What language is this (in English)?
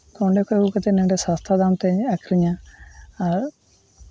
Santali